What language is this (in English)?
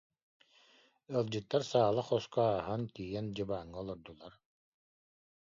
Yakut